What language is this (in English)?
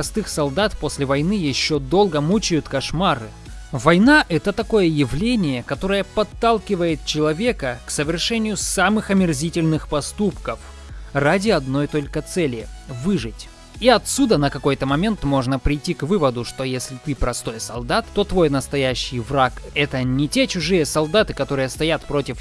Russian